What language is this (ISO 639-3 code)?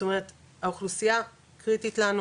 heb